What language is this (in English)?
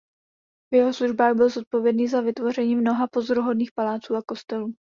Czech